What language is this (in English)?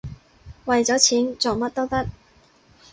Cantonese